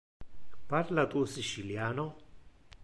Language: Interlingua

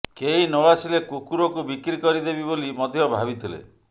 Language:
Odia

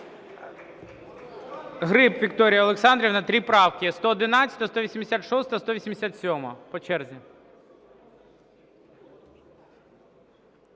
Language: Ukrainian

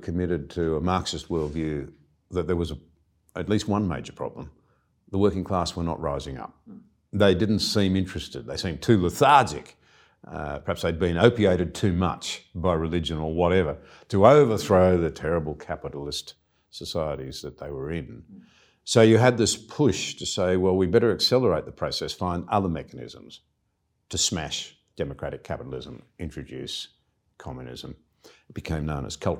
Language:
English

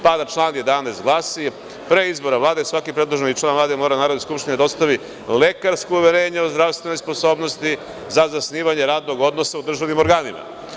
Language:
Serbian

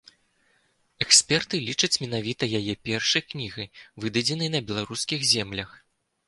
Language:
Belarusian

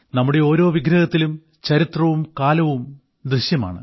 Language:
Malayalam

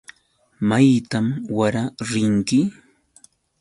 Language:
Yauyos Quechua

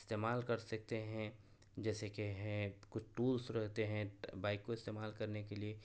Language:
Urdu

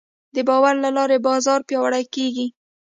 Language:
Pashto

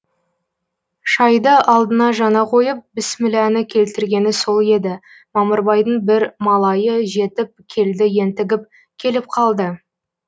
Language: Kazakh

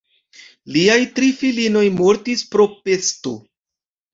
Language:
Esperanto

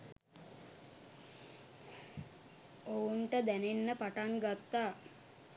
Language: Sinhala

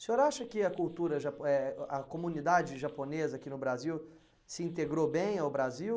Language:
Portuguese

